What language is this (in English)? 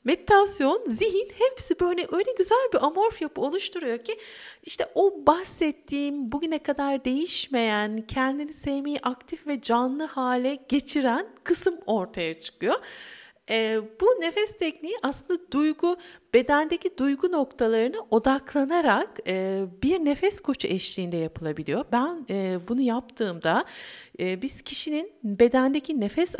Turkish